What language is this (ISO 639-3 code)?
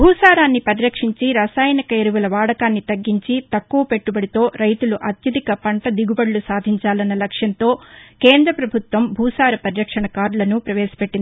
tel